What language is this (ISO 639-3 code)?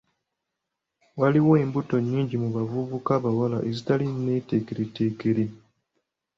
lug